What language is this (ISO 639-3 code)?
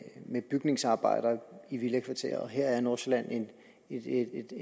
dan